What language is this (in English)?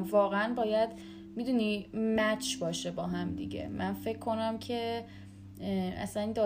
Persian